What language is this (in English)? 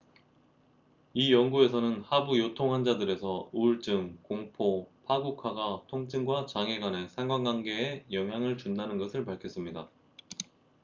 Korean